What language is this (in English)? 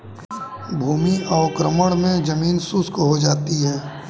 Hindi